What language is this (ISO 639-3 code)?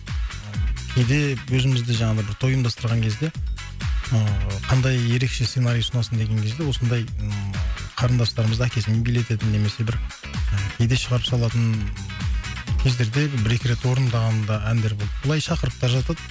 kaz